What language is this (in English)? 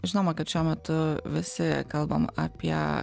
Lithuanian